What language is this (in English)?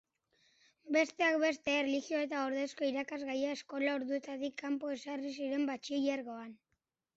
Basque